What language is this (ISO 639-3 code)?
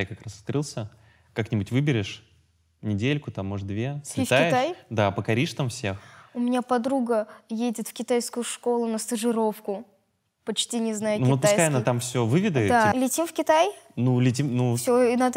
rus